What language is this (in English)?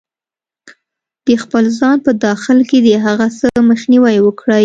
Pashto